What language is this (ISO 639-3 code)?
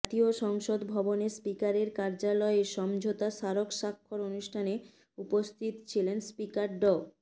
ben